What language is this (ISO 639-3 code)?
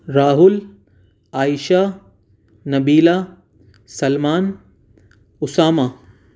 urd